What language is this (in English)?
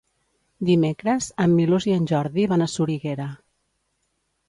Catalan